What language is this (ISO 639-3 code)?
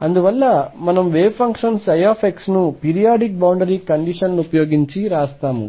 tel